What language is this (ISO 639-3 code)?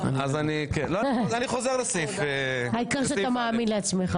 heb